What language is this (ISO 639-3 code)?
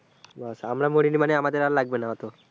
ben